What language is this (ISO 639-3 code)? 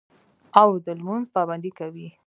pus